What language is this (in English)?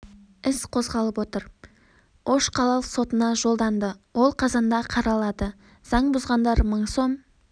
Kazakh